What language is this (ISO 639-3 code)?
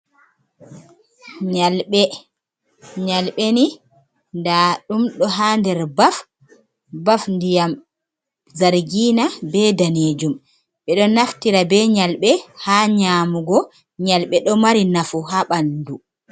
ful